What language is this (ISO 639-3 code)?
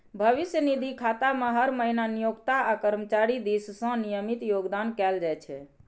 mai